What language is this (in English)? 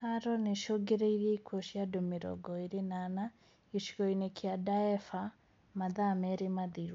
Kikuyu